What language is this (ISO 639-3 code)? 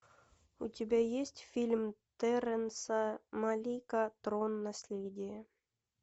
rus